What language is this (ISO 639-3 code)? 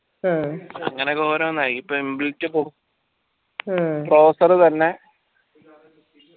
mal